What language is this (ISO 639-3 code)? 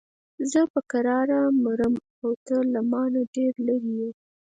pus